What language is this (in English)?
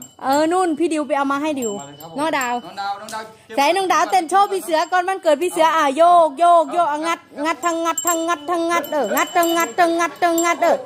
Thai